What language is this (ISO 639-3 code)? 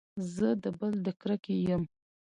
pus